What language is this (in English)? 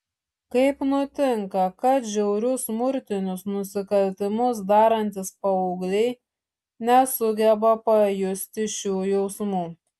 Lithuanian